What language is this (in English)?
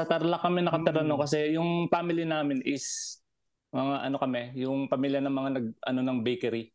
Filipino